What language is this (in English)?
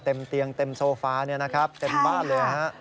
Thai